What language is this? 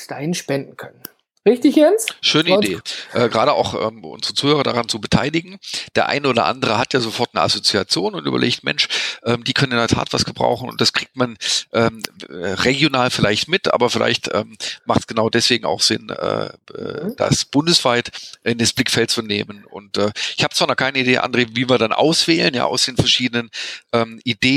German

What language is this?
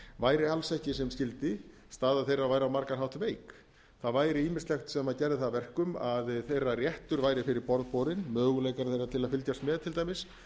Icelandic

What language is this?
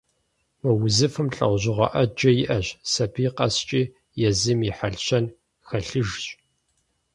Kabardian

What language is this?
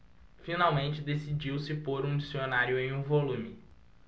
Portuguese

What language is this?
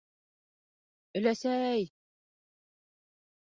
Bashkir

